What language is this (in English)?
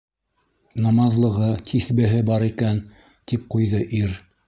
Bashkir